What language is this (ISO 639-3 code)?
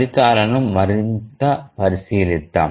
tel